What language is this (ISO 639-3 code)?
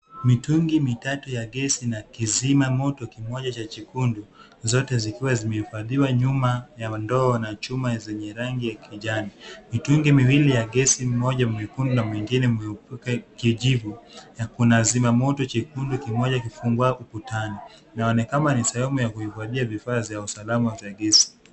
swa